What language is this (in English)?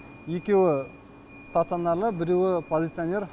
Kazakh